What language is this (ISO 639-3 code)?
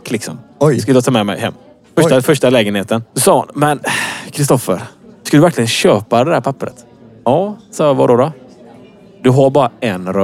swe